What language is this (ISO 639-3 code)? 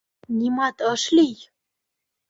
chm